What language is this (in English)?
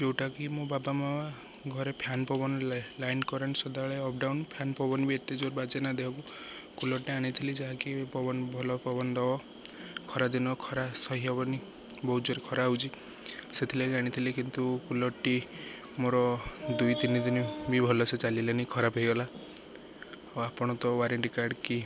Odia